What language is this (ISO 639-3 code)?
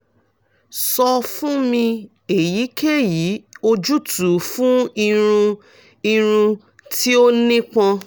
yor